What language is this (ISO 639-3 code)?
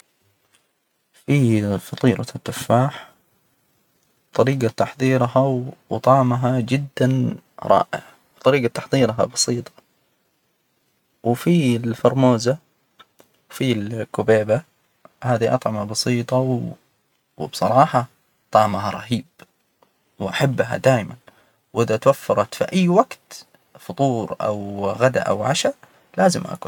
acw